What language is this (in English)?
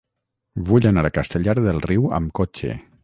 Catalan